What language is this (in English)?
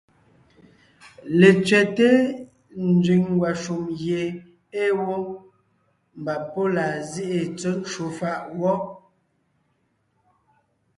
Ngiemboon